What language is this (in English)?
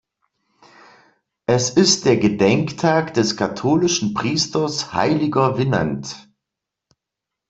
German